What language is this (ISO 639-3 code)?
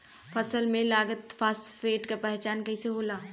bho